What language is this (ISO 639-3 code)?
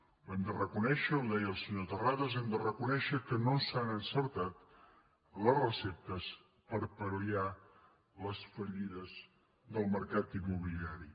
cat